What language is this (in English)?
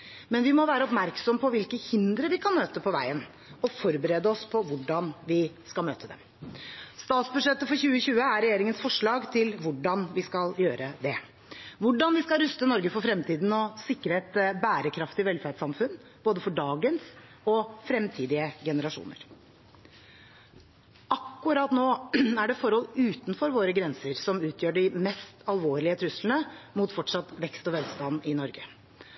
Norwegian Bokmål